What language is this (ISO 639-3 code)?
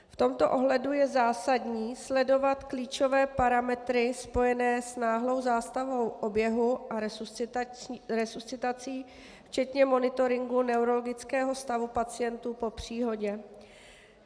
ces